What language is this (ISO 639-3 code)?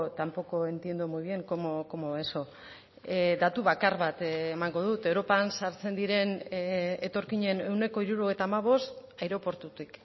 eus